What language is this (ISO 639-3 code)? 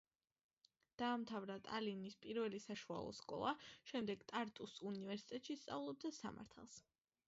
kat